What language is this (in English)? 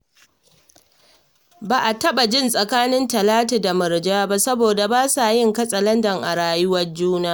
Hausa